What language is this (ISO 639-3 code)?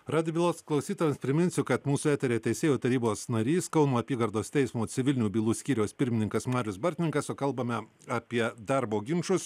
lit